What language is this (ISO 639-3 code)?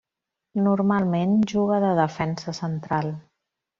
cat